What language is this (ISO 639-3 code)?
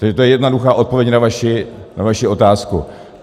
ces